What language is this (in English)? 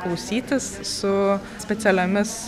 Lithuanian